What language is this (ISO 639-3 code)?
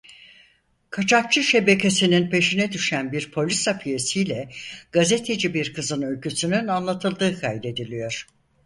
tur